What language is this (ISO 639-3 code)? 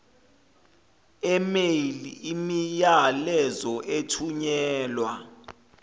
zul